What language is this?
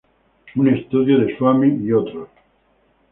Spanish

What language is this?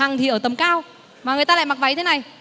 Vietnamese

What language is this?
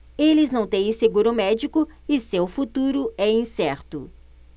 Portuguese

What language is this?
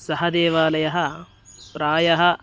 Sanskrit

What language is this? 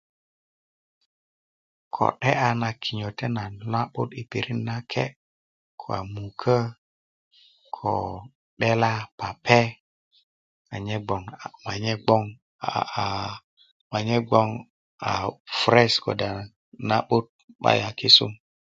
Kuku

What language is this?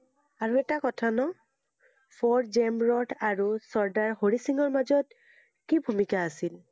Assamese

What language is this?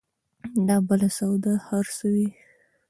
Pashto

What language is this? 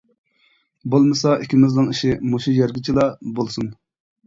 Uyghur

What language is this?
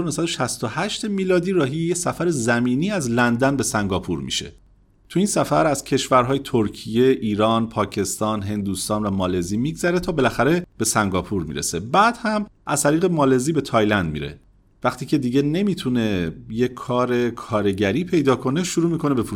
Persian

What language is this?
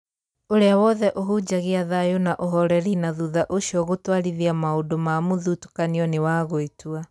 Kikuyu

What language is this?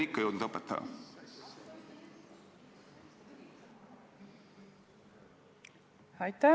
Estonian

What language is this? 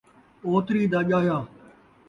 Saraiki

